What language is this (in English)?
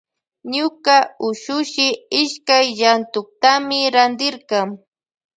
Loja Highland Quichua